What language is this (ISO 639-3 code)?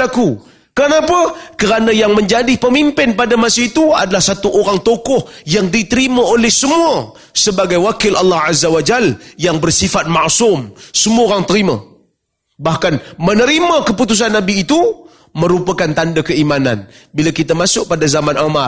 msa